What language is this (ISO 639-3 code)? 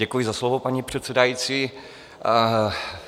ces